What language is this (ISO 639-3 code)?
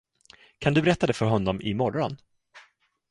swe